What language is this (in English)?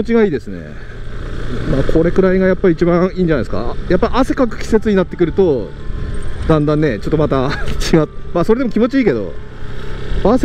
Japanese